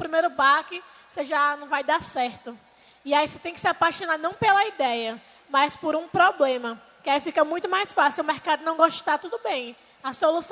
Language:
Portuguese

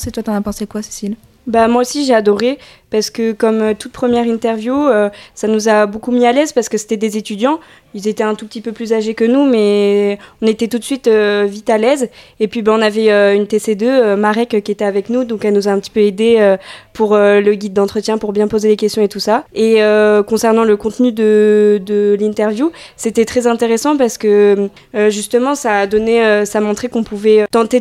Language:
French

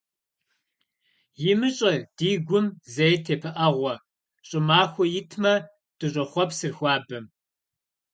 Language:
Kabardian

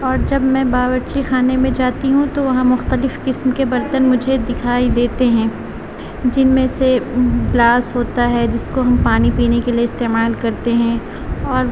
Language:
Urdu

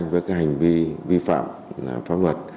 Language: Vietnamese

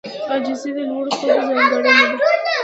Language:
Pashto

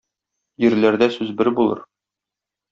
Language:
Tatar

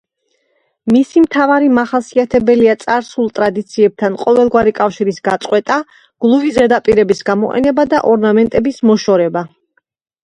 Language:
Georgian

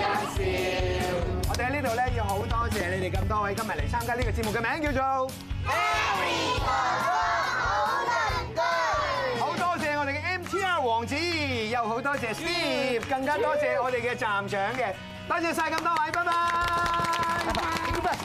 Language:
Chinese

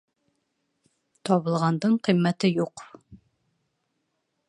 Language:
Bashkir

